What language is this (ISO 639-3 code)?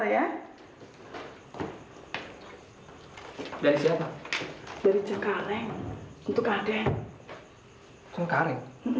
ind